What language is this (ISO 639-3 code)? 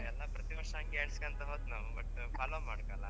kan